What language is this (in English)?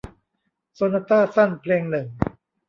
Thai